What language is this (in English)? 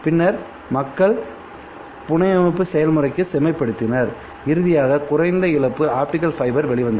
Tamil